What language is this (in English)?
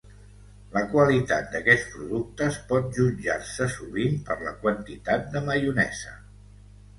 Catalan